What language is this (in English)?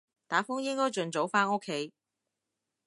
Cantonese